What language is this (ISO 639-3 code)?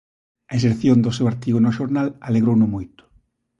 glg